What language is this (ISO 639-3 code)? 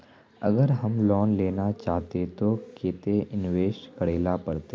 mag